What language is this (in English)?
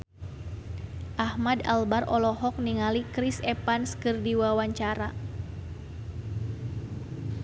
Sundanese